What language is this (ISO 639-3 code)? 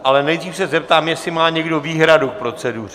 ces